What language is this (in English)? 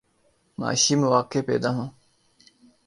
Urdu